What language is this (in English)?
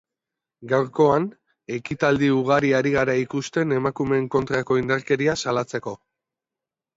Basque